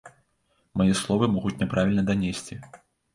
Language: Belarusian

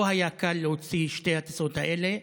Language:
Hebrew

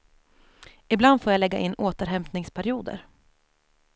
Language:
Swedish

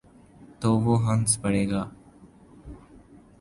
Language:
Urdu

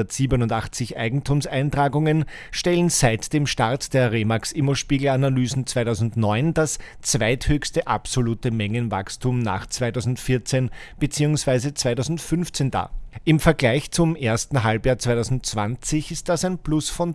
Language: German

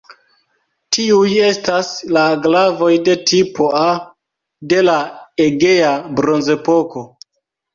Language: Esperanto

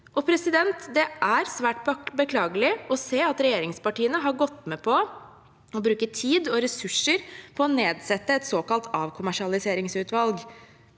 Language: Norwegian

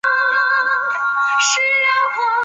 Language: Chinese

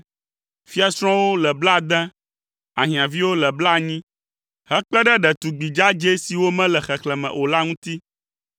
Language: Ewe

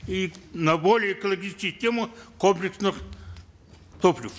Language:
Kazakh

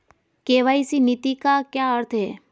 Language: Hindi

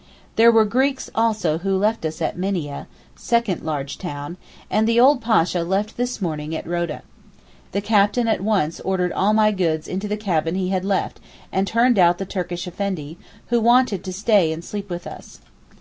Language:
English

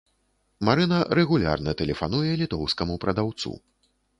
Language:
Belarusian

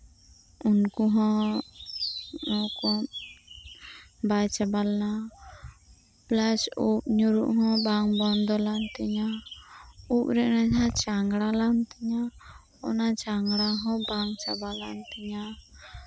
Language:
Santali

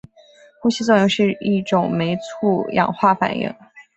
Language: Chinese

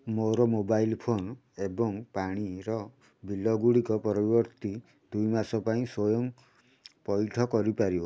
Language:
Odia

